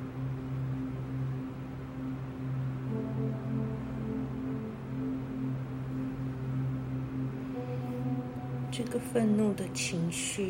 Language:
Chinese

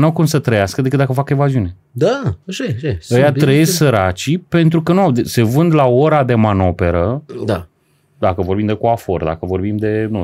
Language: Romanian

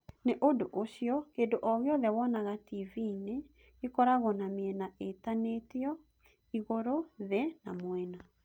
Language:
Kikuyu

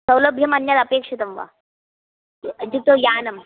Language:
Sanskrit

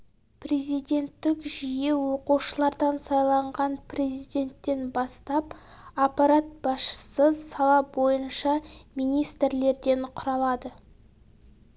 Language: Kazakh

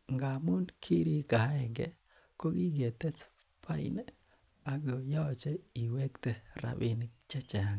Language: Kalenjin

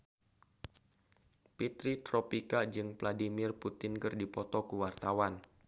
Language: Sundanese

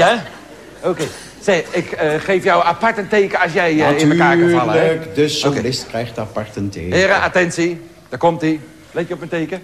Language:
Dutch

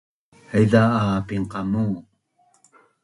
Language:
Bunun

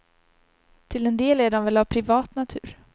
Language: Swedish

